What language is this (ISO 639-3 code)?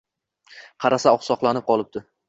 uzb